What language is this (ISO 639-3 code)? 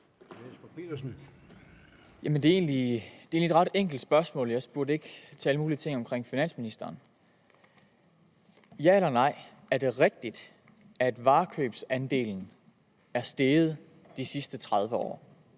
dan